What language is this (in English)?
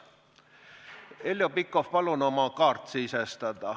Estonian